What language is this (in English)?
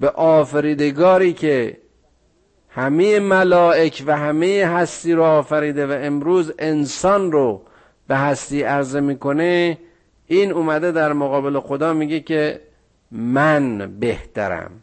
Persian